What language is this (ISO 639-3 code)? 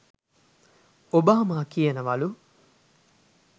sin